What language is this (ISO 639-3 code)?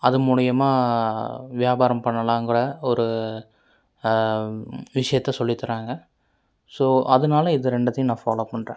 tam